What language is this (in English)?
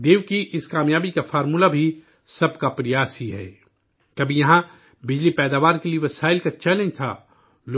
Urdu